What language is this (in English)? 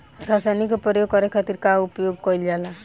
Bhojpuri